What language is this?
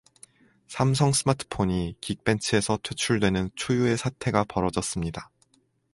Korean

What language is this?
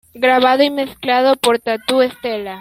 Spanish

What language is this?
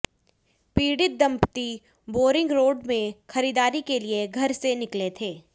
Hindi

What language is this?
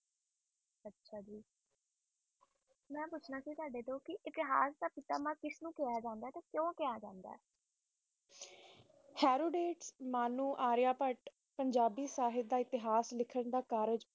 Punjabi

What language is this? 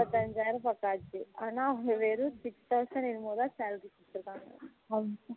Tamil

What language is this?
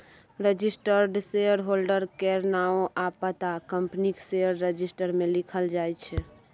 Maithili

